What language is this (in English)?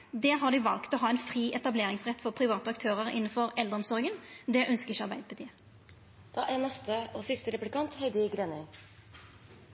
Norwegian Nynorsk